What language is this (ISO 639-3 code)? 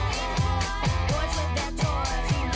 tha